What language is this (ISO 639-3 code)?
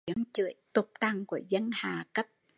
vie